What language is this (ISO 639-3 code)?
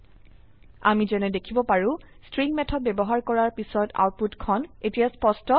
asm